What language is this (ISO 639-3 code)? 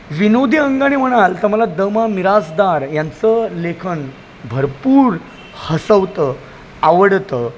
mar